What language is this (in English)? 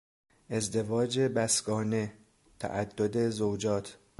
Persian